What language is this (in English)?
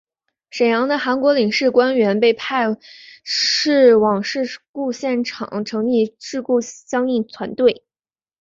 Chinese